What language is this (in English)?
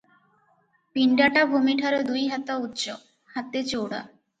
Odia